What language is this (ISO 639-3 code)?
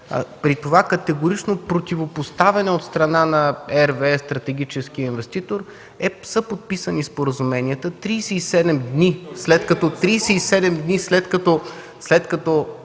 bul